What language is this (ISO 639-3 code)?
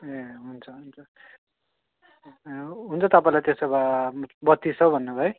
nep